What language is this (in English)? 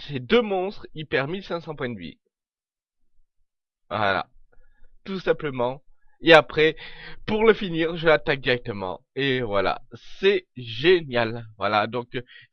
French